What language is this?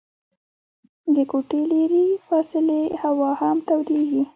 Pashto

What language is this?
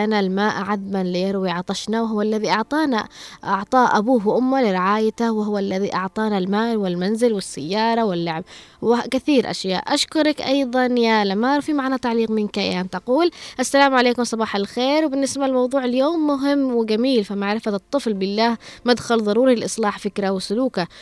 Arabic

